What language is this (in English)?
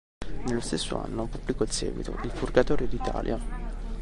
Italian